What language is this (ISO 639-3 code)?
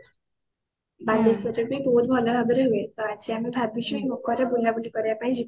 ori